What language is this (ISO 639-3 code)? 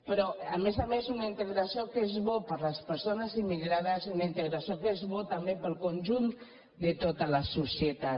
cat